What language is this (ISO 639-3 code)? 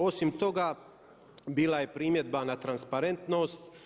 hrv